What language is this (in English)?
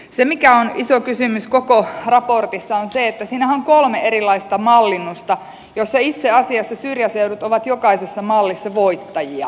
Finnish